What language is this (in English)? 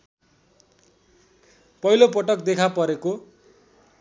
Nepali